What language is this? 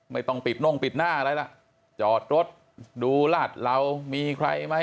Thai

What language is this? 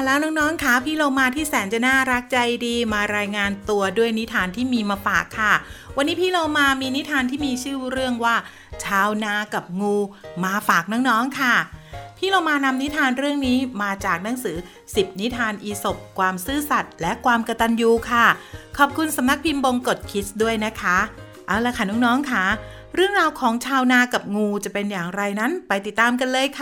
Thai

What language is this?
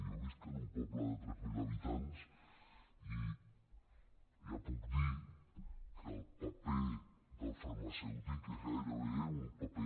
Catalan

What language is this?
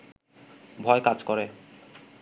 Bangla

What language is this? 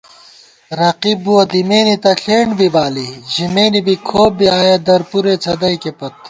Gawar-Bati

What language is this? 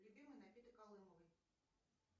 Russian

